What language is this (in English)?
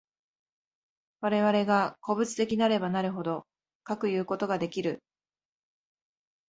Japanese